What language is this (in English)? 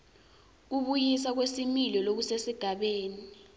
Swati